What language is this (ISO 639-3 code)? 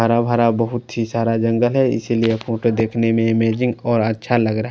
hin